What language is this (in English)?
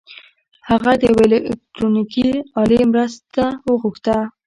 Pashto